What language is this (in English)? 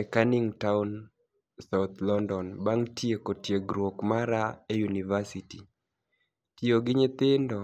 Luo (Kenya and Tanzania)